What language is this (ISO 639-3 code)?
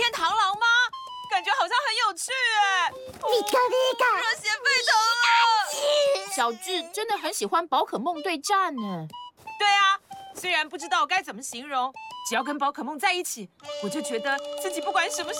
zho